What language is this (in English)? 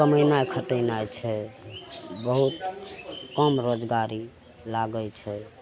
Maithili